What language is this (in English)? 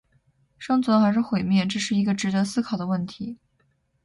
Chinese